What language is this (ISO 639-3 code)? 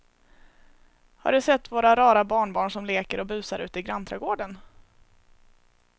swe